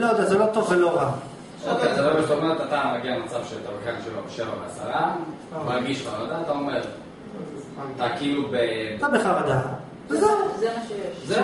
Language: Hebrew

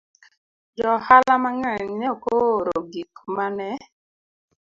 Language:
Luo (Kenya and Tanzania)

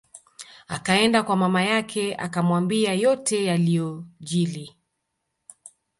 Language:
Swahili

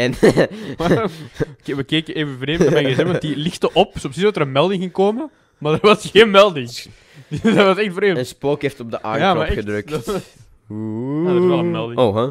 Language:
Dutch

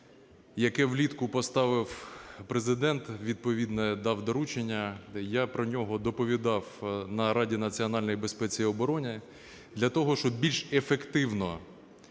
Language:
Ukrainian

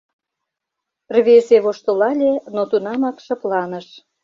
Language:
Mari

